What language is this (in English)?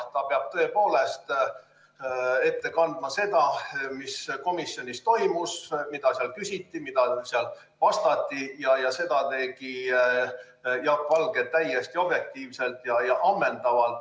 Estonian